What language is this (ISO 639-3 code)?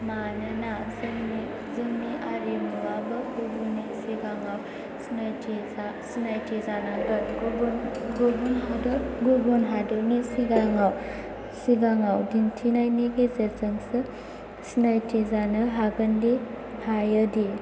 brx